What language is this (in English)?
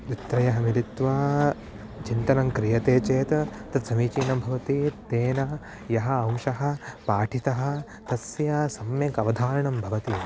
Sanskrit